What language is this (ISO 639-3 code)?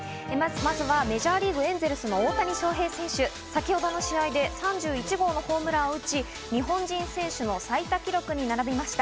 jpn